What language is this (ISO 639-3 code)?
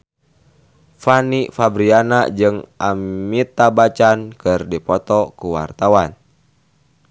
sun